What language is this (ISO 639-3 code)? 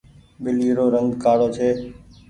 gig